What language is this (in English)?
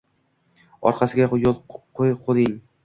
Uzbek